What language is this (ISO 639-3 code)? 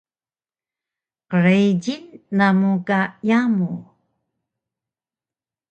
trv